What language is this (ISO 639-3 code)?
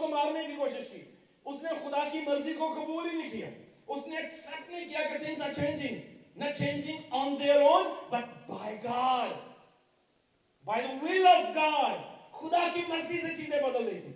urd